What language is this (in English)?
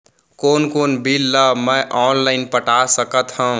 Chhattisgarhi